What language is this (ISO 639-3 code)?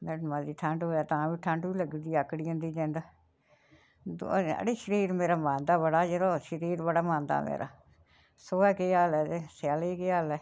doi